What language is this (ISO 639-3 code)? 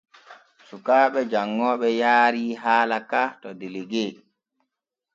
fue